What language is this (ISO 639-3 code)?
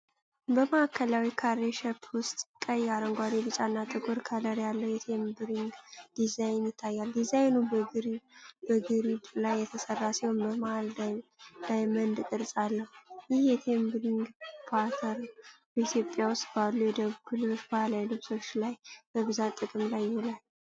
amh